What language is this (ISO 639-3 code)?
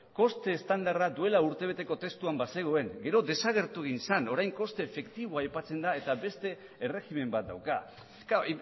eus